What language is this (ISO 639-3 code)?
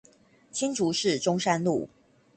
zho